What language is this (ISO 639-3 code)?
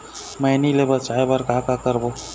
hne